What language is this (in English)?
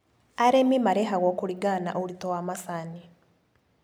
Kikuyu